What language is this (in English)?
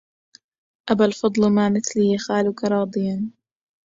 Arabic